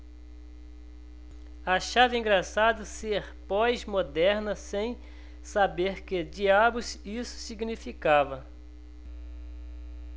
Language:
Portuguese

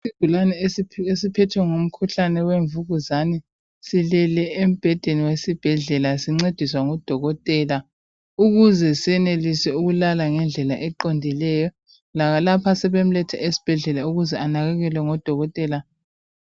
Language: North Ndebele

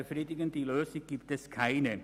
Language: Swiss German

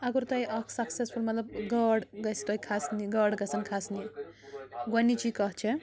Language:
Kashmiri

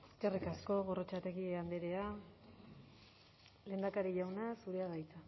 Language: Basque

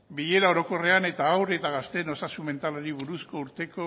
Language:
Basque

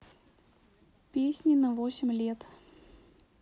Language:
Russian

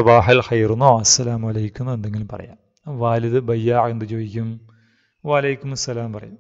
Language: Turkish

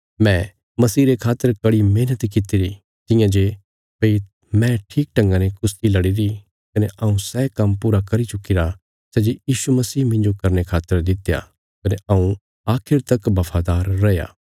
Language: Bilaspuri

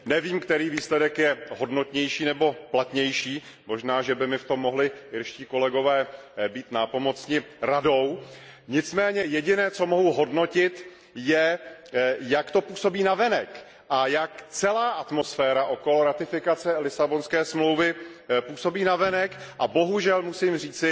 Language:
Czech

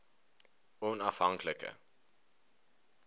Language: Afrikaans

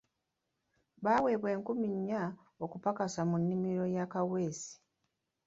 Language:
Ganda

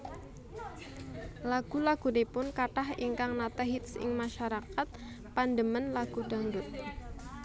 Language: Javanese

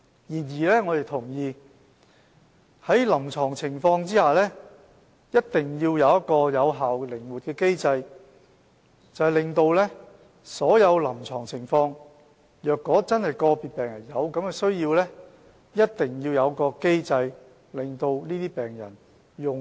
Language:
Cantonese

